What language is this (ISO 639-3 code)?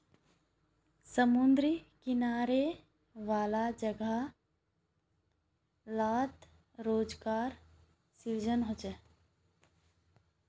mag